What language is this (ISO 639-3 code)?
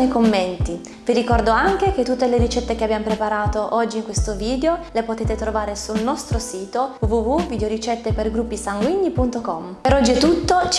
ita